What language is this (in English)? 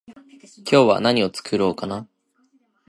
Japanese